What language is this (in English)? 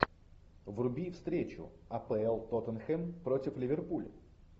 Russian